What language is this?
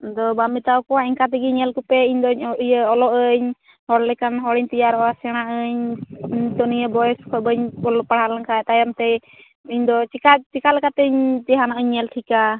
Santali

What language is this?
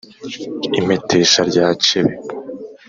Kinyarwanda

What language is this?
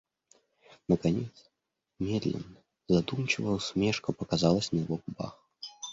Russian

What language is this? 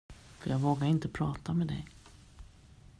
Swedish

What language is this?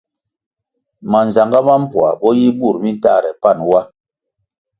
Kwasio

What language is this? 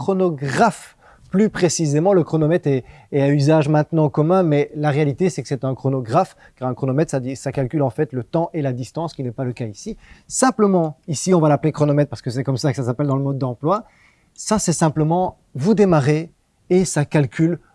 French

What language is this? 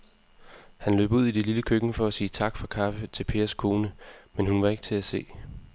Danish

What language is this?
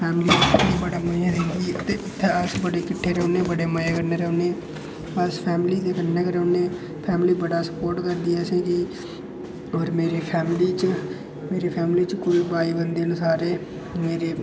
Dogri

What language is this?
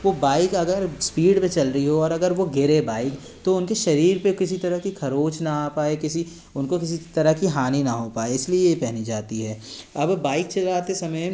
Hindi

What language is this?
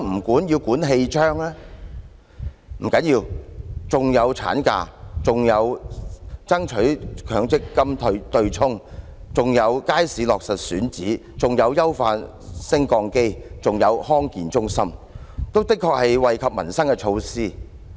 Cantonese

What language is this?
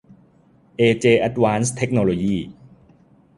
Thai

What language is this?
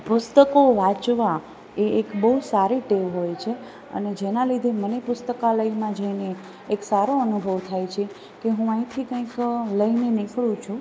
Gujarati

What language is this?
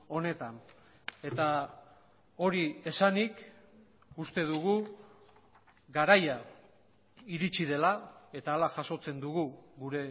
Basque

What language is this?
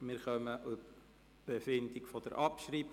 Swiss German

